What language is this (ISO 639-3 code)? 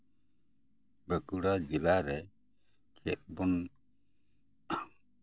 sat